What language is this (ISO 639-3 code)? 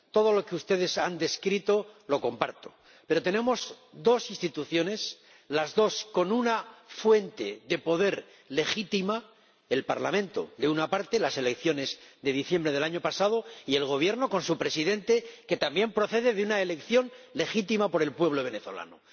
spa